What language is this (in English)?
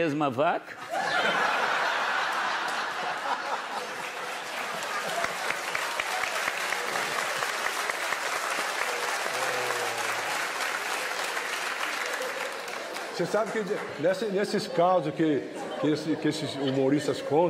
Portuguese